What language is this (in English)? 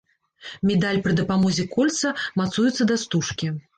Belarusian